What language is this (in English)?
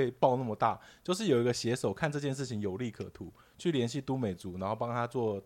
Chinese